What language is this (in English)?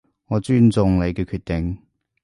Cantonese